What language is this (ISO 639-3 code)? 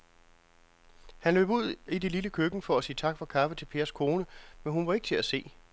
dan